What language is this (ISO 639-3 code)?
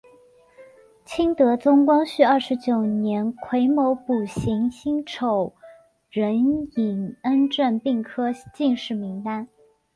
zho